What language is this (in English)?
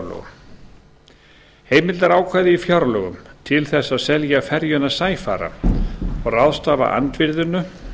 Icelandic